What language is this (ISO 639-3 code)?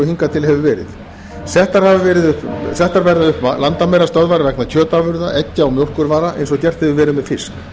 isl